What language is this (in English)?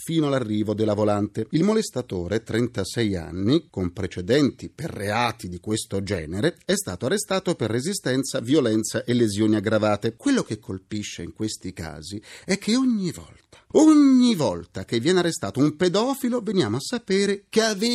Italian